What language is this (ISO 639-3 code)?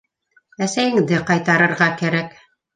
bak